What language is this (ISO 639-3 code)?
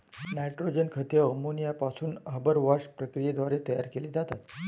mar